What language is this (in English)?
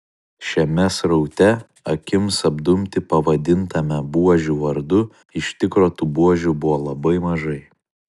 Lithuanian